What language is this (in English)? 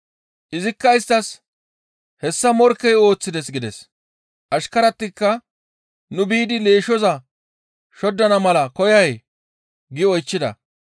Gamo